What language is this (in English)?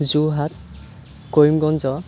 Assamese